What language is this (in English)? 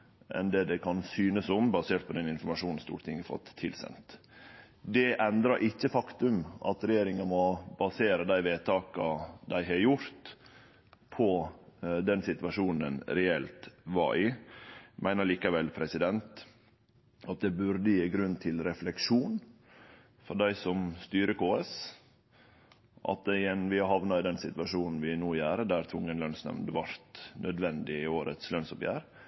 Norwegian Nynorsk